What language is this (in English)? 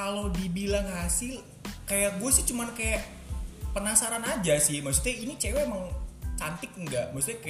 Indonesian